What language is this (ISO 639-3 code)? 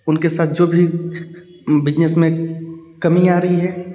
hin